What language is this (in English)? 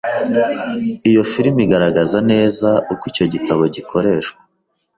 Kinyarwanda